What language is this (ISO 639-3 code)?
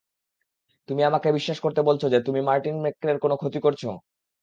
ben